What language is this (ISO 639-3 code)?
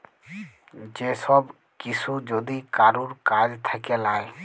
ben